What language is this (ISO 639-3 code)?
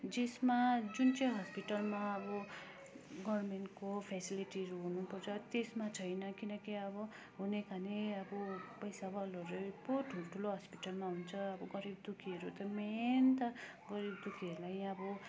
nep